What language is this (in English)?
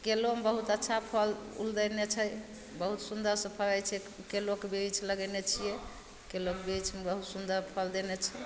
Maithili